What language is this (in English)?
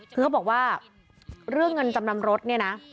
Thai